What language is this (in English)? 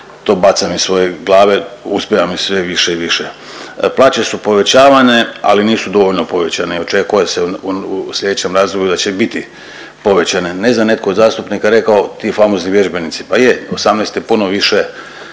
Croatian